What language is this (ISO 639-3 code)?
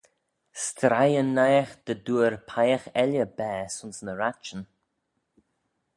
glv